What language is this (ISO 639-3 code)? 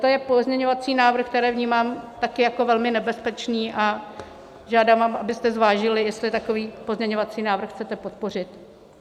ces